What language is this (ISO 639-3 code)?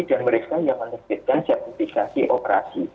ind